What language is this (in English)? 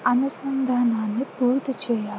Telugu